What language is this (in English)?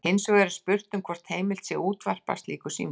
Icelandic